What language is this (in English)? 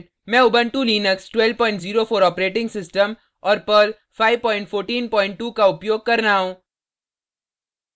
Hindi